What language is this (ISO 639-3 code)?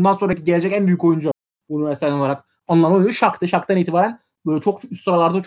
tur